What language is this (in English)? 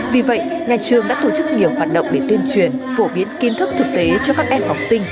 Vietnamese